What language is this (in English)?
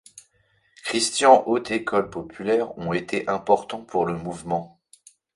French